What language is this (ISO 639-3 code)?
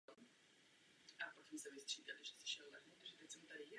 ces